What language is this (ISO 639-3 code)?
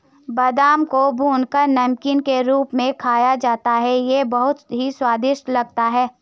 hin